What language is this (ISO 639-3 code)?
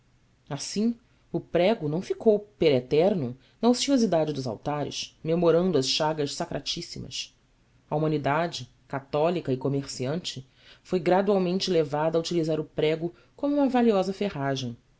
por